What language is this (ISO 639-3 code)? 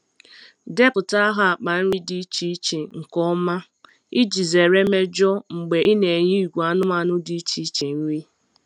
ibo